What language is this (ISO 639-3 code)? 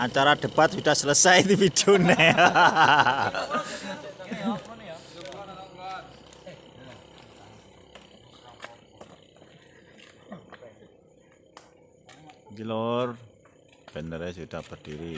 ind